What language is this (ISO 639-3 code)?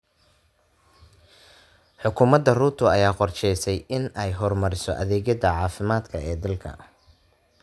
som